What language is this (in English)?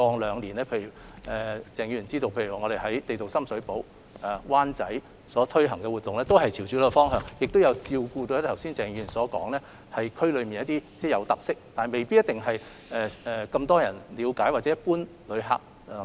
Cantonese